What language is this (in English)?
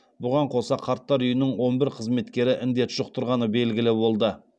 Kazakh